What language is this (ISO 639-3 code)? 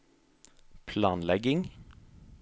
nor